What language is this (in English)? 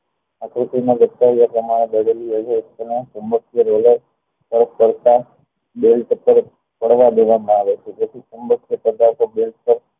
Gujarati